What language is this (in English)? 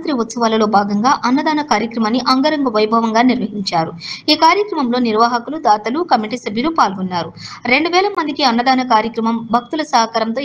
Hindi